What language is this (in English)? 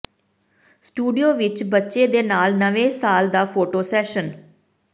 Punjabi